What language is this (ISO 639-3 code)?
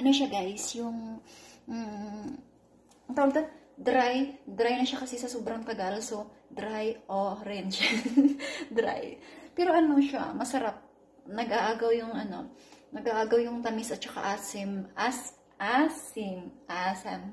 fil